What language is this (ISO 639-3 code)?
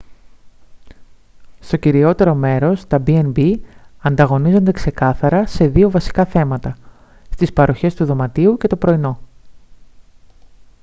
ell